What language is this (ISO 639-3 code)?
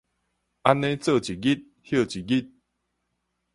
nan